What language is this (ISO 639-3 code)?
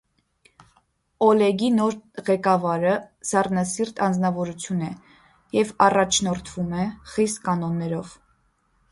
hye